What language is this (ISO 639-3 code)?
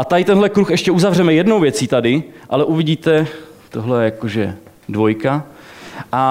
ces